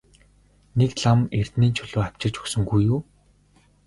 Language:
Mongolian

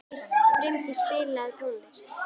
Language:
Icelandic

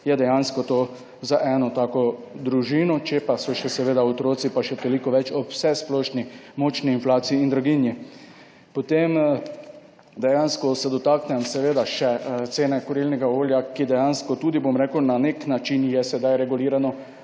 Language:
Slovenian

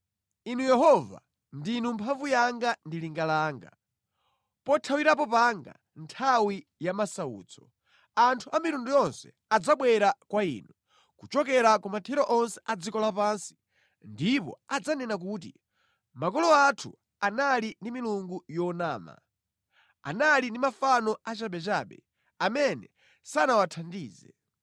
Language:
Nyanja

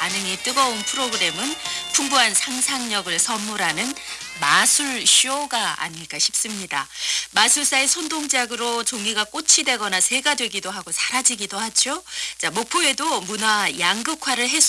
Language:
Korean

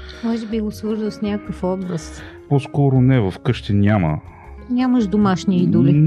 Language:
Bulgarian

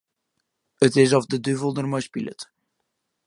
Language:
Western Frisian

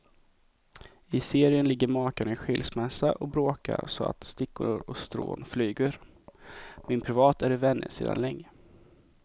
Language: Swedish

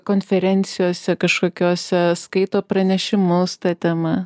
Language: Lithuanian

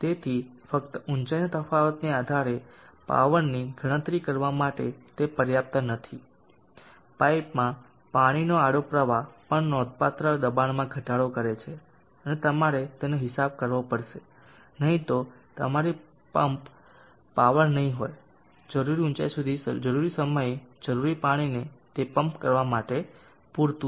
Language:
Gujarati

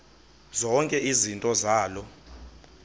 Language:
Xhosa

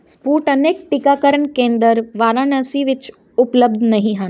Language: Punjabi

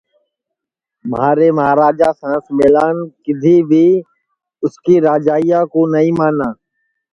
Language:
Sansi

